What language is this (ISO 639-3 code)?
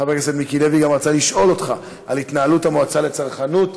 heb